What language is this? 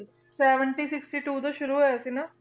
Punjabi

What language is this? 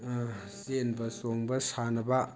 Manipuri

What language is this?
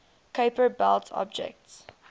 English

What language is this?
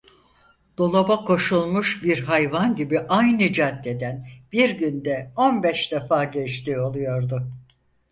Turkish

